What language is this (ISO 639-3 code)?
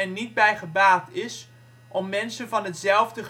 nld